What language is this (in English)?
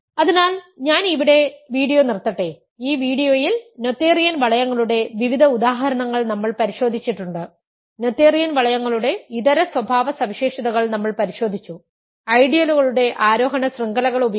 Malayalam